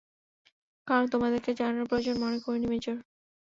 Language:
Bangla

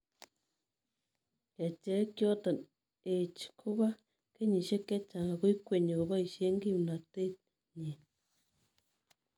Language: Kalenjin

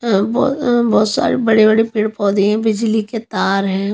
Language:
Hindi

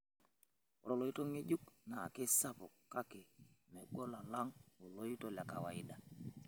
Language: Masai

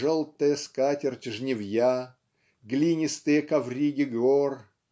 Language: Russian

